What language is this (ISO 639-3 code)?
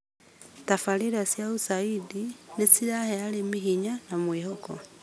kik